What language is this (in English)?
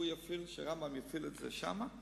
Hebrew